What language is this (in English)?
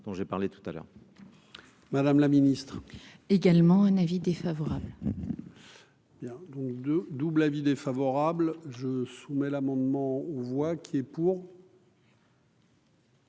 French